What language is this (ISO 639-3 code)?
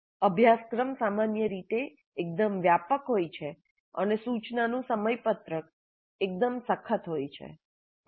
guj